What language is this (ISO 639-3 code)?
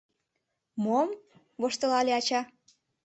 chm